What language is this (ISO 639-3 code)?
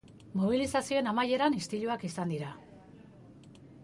eus